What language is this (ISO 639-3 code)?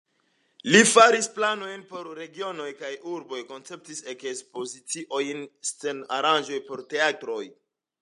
epo